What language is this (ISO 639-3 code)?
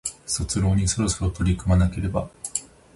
jpn